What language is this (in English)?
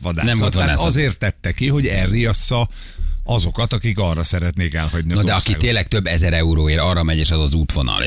Hungarian